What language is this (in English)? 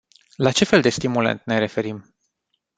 Romanian